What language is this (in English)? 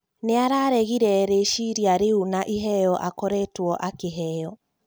Kikuyu